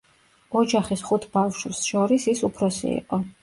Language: Georgian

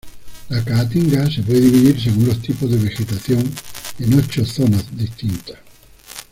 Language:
Spanish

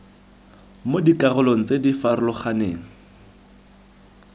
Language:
Tswana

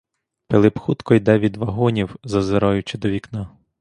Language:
Ukrainian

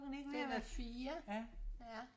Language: Danish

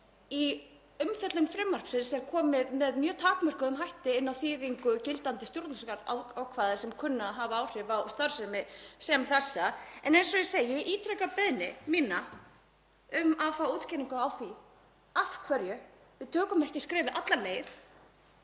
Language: Icelandic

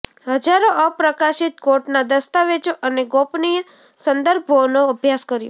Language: Gujarati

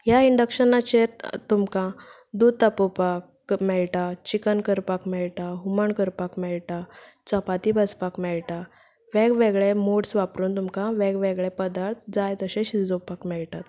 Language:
Konkani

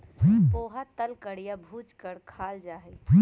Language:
Magahi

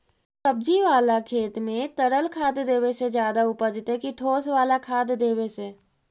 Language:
Magahi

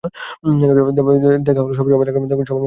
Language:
Bangla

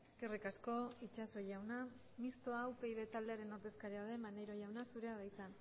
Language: Basque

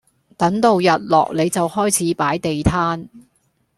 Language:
Cantonese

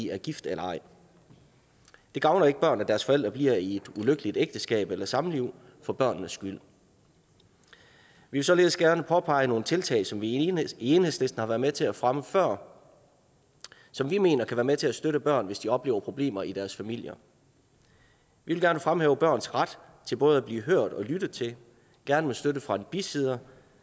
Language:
Danish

